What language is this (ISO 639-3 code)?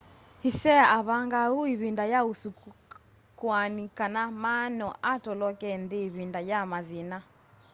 kam